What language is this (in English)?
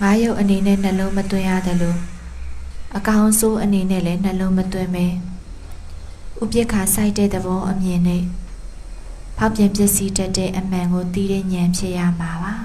Thai